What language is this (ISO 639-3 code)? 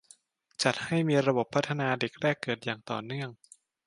tha